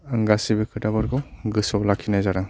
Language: Bodo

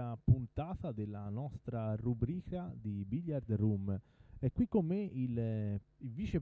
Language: Italian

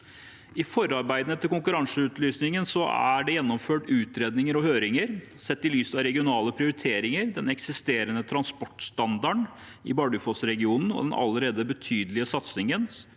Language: Norwegian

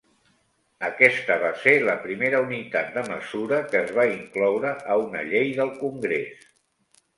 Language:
Catalan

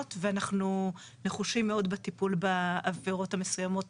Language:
Hebrew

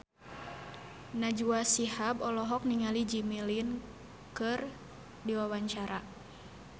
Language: Sundanese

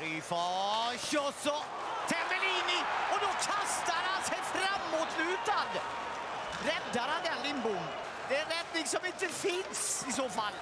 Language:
Swedish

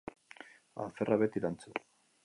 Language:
Basque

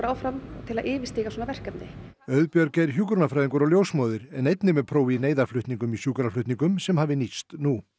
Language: Icelandic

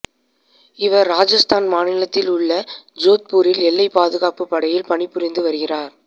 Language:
Tamil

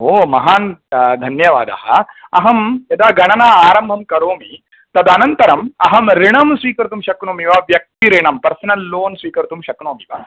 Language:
Sanskrit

